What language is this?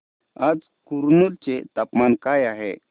Marathi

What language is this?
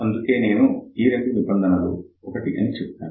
Telugu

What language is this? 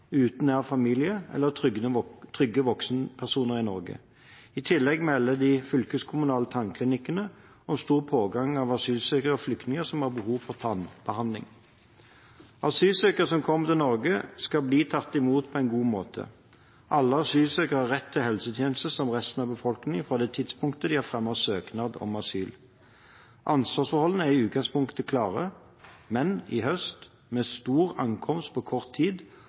Norwegian Bokmål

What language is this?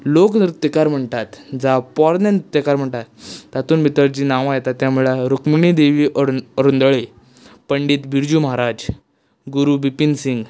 Konkani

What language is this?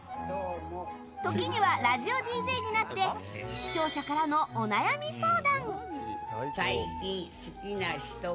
Japanese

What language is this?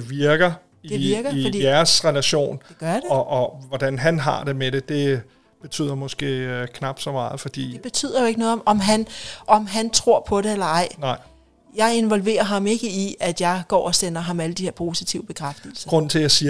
Danish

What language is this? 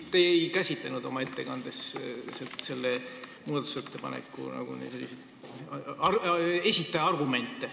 Estonian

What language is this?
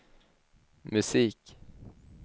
Swedish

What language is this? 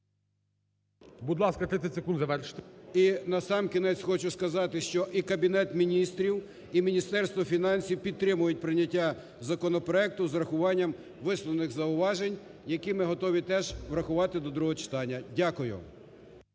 Ukrainian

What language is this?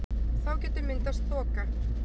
Icelandic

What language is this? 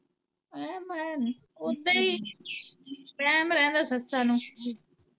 Punjabi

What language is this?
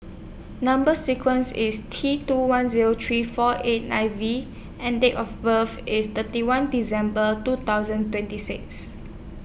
English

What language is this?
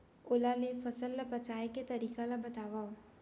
Chhattisgarhi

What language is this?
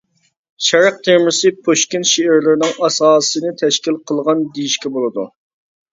Uyghur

